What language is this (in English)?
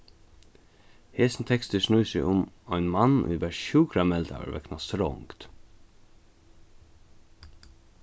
Faroese